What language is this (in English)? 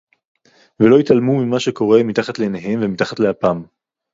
Hebrew